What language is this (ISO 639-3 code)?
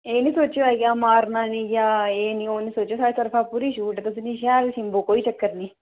doi